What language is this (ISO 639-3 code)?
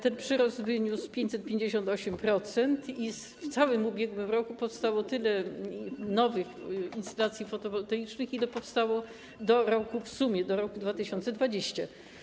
pol